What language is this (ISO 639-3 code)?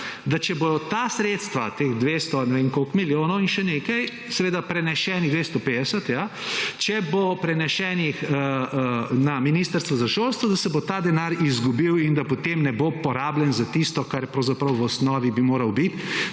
slv